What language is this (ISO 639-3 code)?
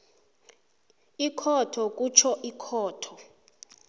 nbl